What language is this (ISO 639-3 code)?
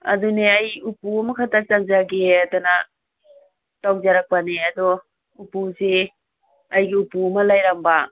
mni